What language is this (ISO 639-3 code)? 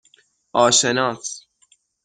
fas